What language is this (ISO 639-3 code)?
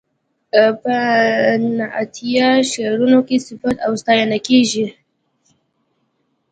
pus